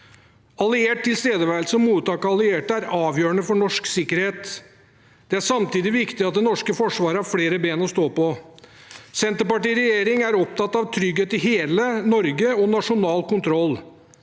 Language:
Norwegian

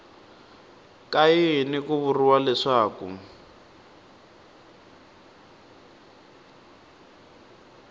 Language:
Tsonga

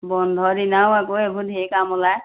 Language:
Assamese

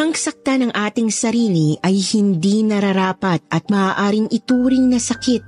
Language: Filipino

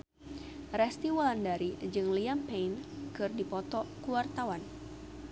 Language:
Sundanese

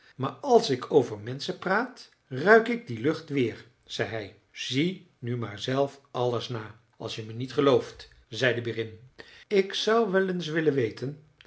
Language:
Dutch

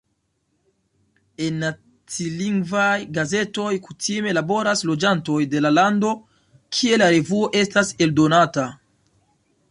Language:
Esperanto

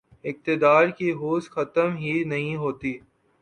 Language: Urdu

